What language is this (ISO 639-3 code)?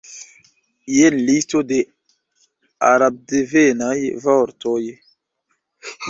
epo